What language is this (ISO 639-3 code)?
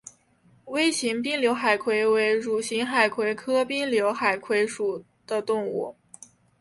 zho